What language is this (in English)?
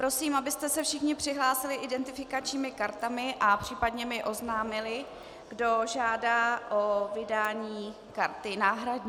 Czech